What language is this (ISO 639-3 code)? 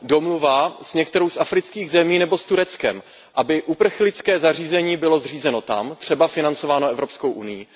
ces